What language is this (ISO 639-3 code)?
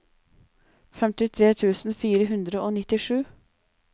nor